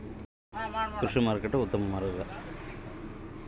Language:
Kannada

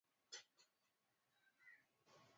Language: Swahili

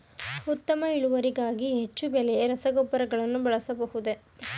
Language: Kannada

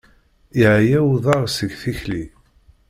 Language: Kabyle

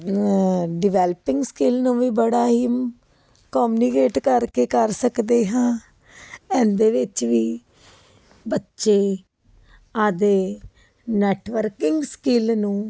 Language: Punjabi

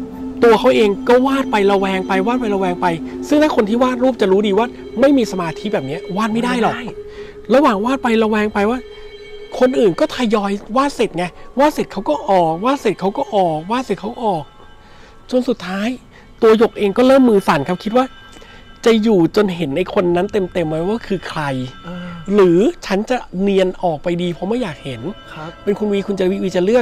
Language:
Thai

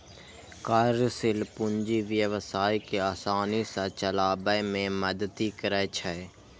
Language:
Maithili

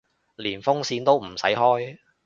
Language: Cantonese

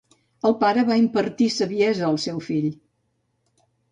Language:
Catalan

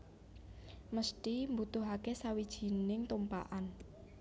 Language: Javanese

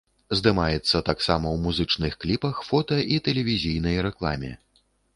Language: Belarusian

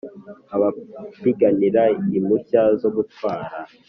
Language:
Kinyarwanda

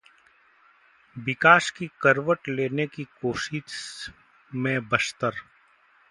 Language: Hindi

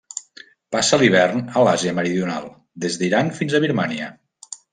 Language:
Catalan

